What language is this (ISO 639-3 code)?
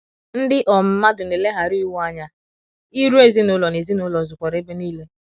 ibo